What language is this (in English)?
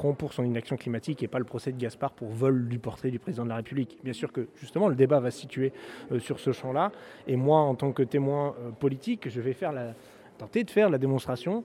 French